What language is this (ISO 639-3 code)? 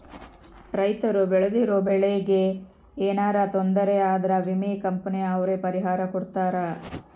kan